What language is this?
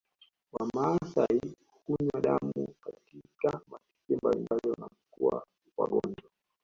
Swahili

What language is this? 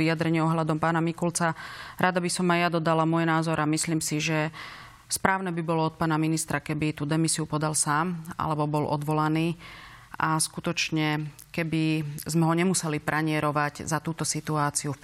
Slovak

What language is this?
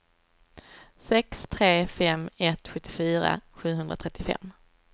Swedish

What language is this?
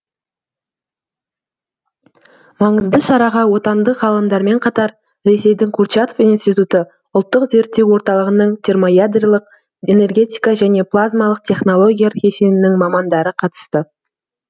Kazakh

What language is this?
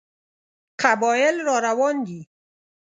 Pashto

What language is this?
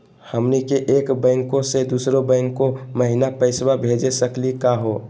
Magahi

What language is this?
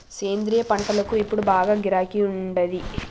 Telugu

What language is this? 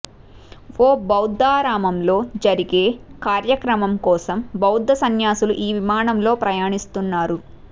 Telugu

